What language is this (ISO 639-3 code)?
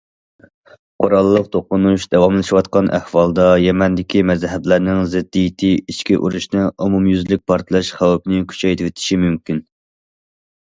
uig